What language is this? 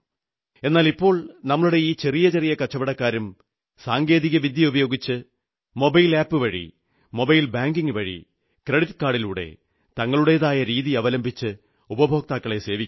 Malayalam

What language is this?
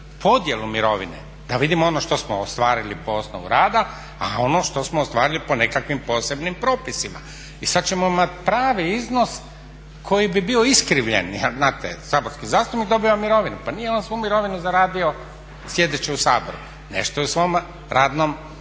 Croatian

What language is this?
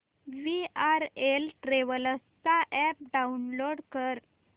Marathi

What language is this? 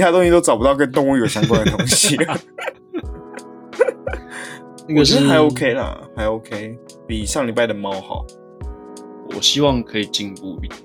Chinese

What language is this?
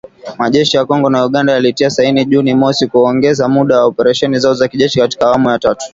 Swahili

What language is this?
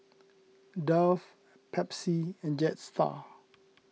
English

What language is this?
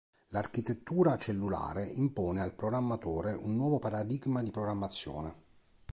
Italian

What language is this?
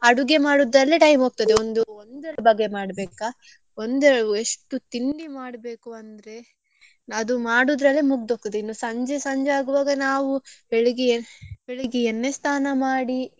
Kannada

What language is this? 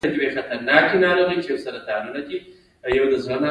Pashto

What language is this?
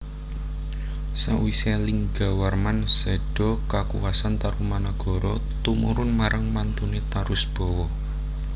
Javanese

